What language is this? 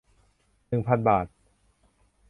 Thai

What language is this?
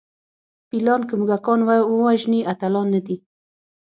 Pashto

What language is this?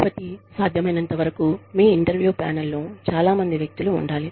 Telugu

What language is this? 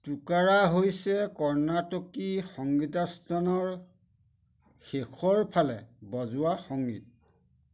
Assamese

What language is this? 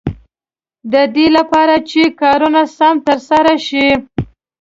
Pashto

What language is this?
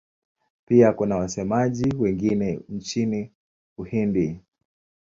Swahili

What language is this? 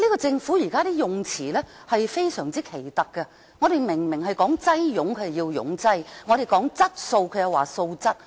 Cantonese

